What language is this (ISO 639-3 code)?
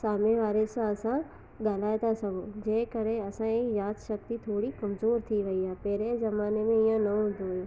snd